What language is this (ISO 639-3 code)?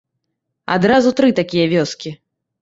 bel